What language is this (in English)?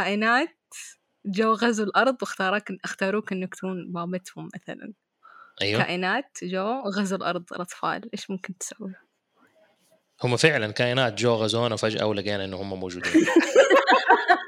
Arabic